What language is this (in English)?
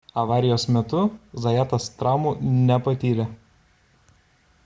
Lithuanian